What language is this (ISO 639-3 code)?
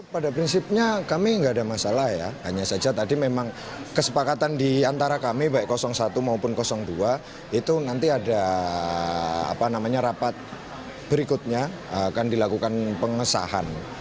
ind